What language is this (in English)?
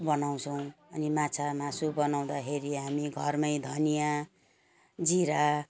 Nepali